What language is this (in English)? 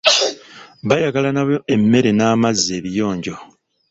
Ganda